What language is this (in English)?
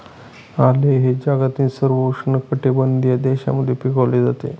Marathi